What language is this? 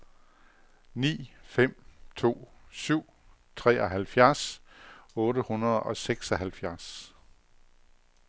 Danish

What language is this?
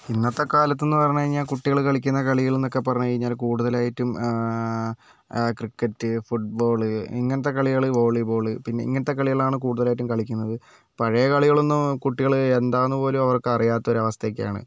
Malayalam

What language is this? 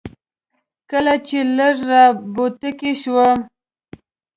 Pashto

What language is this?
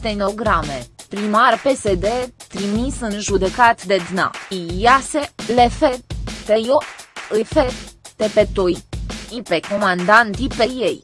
Romanian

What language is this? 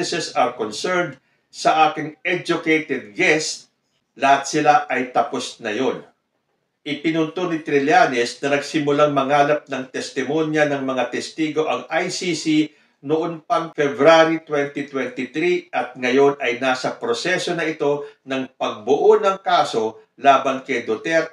Filipino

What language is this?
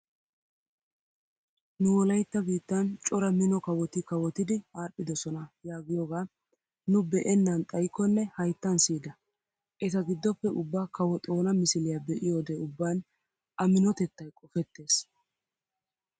Wolaytta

